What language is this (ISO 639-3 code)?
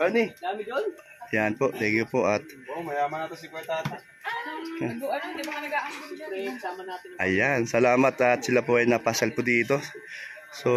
fil